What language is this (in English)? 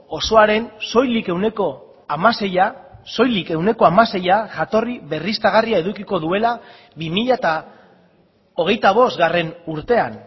Basque